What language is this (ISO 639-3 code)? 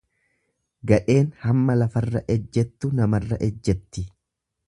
orm